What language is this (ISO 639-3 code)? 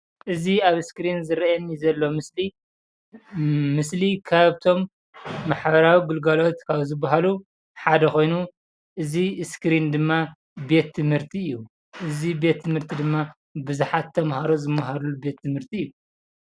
tir